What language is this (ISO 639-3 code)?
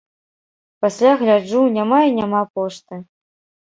bel